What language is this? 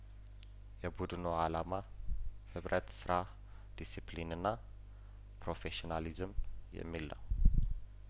Amharic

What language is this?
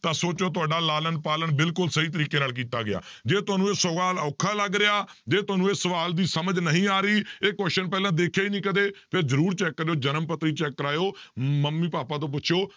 Punjabi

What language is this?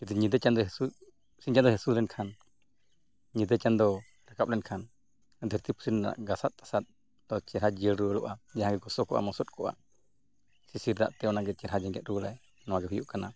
Santali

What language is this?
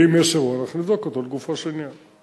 Hebrew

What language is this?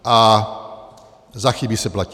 Czech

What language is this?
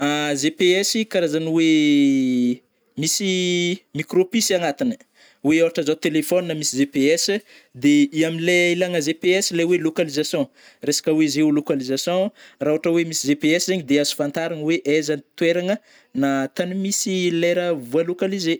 Northern Betsimisaraka Malagasy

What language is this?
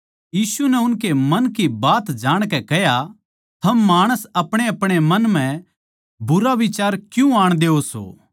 Haryanvi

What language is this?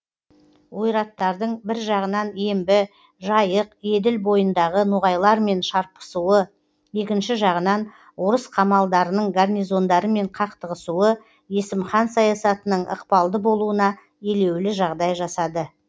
Kazakh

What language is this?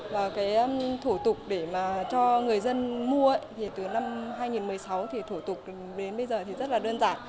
Vietnamese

